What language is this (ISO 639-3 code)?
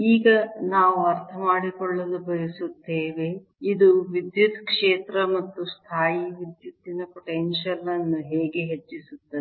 kan